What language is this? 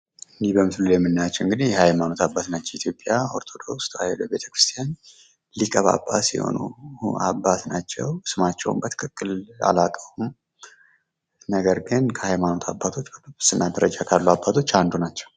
Amharic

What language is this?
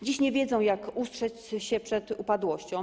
Polish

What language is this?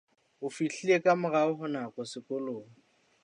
Southern Sotho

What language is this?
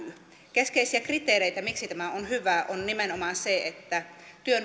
Finnish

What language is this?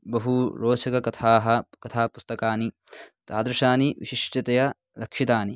Sanskrit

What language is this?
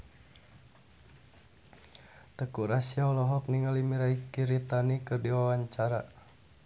Sundanese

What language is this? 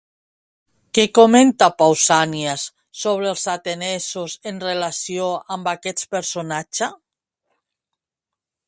Catalan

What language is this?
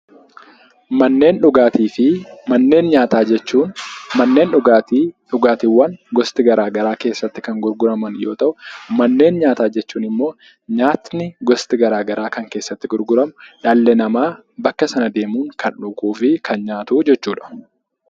Oromo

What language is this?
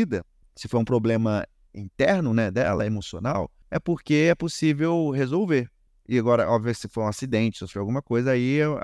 Portuguese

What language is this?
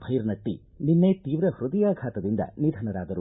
Kannada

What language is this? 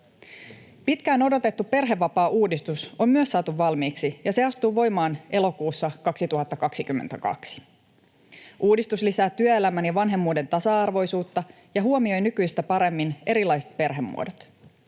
Finnish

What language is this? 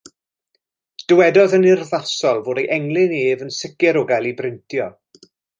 Welsh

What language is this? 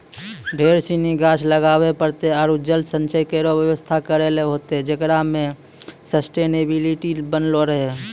Maithili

